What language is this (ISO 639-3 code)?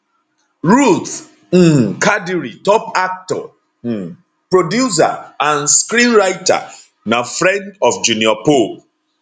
pcm